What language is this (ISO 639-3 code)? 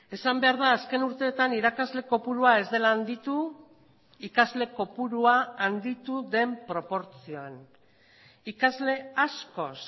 eus